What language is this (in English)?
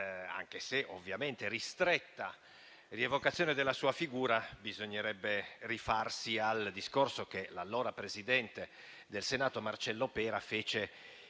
Italian